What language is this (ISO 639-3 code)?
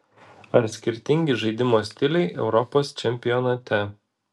lit